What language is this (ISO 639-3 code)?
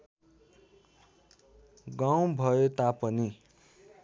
nep